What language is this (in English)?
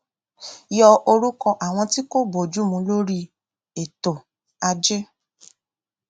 Yoruba